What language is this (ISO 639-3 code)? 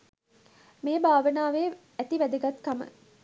sin